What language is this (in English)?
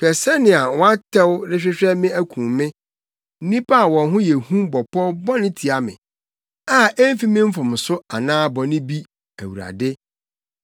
Akan